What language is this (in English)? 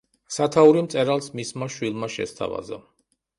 Georgian